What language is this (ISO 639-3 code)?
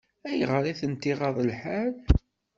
kab